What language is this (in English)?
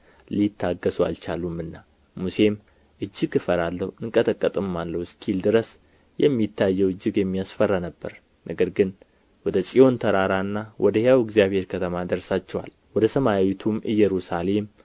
Amharic